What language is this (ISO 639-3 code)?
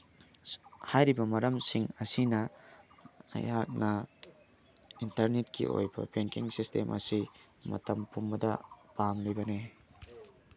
mni